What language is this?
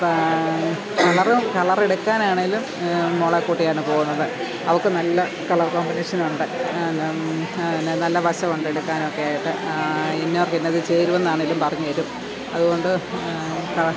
Malayalam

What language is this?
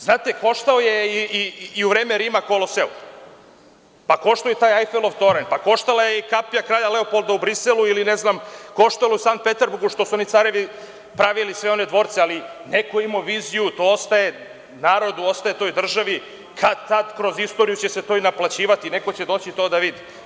Serbian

